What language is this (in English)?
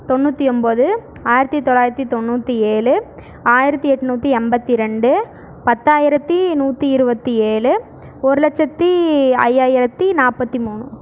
Tamil